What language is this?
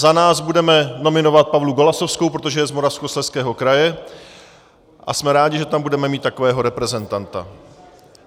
Czech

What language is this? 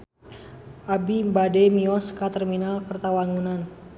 Sundanese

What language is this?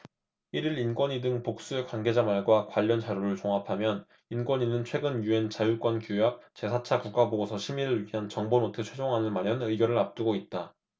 Korean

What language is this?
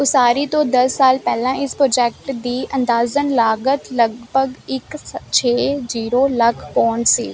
Punjabi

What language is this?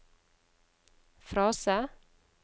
Norwegian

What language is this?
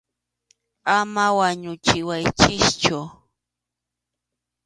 Arequipa-La Unión Quechua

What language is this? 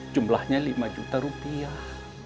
Indonesian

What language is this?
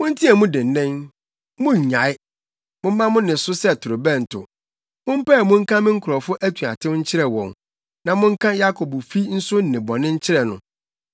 Akan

